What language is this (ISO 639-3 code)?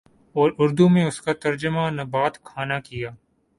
urd